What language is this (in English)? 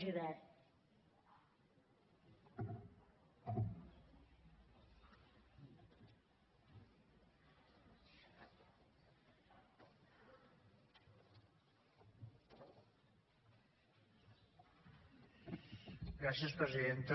Catalan